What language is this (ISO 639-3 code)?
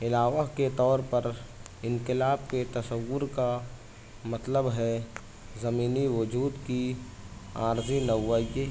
urd